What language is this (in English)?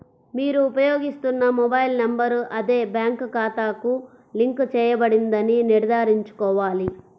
Telugu